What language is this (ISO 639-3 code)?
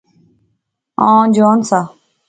phr